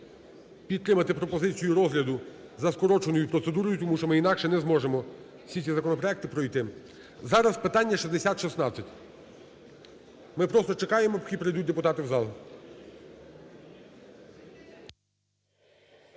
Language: Ukrainian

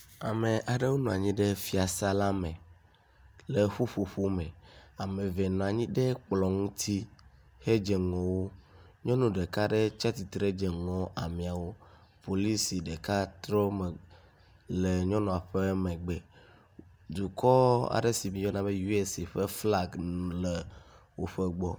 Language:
Ewe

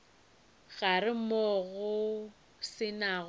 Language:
Northern Sotho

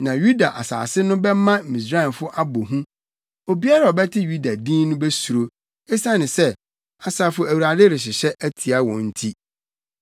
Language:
Akan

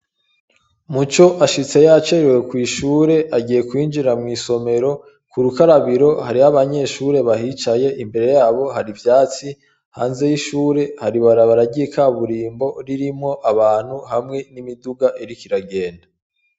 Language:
Rundi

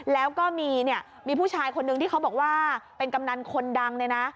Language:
Thai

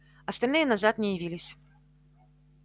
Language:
Russian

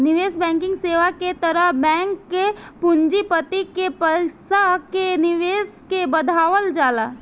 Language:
Bhojpuri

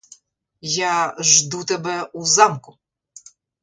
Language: Ukrainian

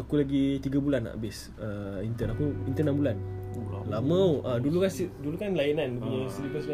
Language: Malay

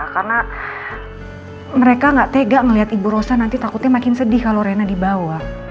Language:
Indonesian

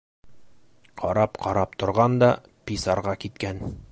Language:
Bashkir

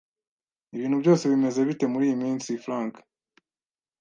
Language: Kinyarwanda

